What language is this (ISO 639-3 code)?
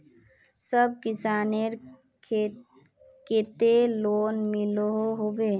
mag